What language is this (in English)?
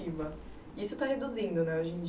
Portuguese